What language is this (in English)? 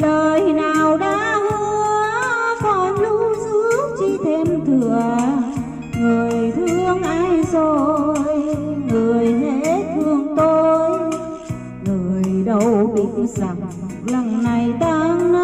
Vietnamese